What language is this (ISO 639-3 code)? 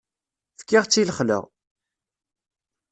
kab